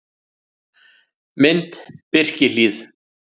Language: Icelandic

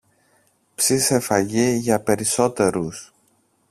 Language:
Greek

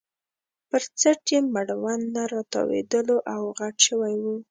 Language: Pashto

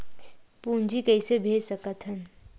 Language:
Chhattisgarhi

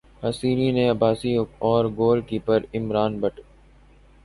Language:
Urdu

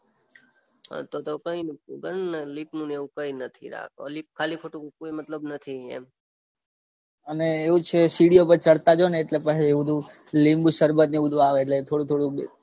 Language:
Gujarati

